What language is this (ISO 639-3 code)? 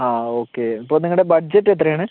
mal